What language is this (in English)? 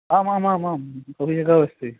Sanskrit